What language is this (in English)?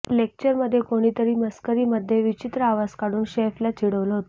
Marathi